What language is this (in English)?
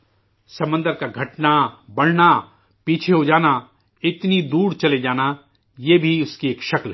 Urdu